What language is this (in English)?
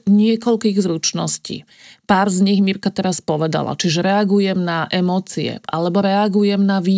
Slovak